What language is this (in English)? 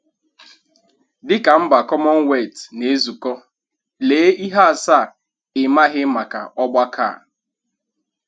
Igbo